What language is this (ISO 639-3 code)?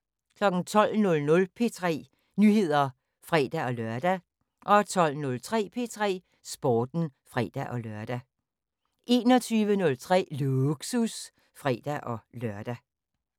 dan